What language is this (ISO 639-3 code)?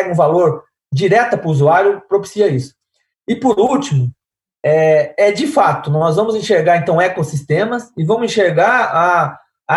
por